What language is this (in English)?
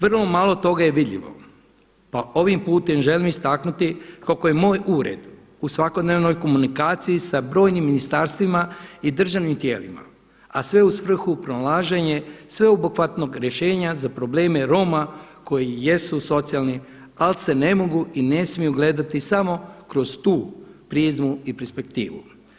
Croatian